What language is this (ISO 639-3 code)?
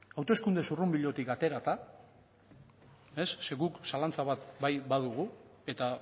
eus